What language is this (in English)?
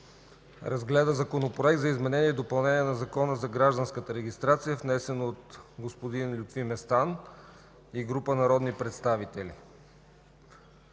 Bulgarian